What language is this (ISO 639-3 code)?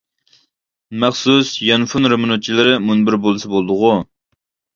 uig